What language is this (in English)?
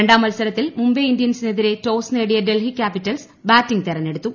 Malayalam